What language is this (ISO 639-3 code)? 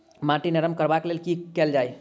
mai